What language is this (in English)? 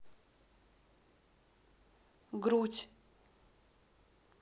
Russian